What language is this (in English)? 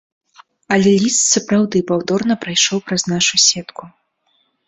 Belarusian